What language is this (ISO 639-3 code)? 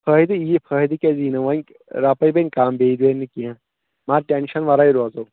kas